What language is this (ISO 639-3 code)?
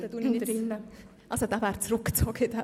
gsw